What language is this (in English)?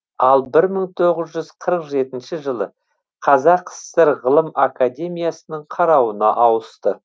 Kazakh